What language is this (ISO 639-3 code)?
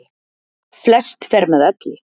isl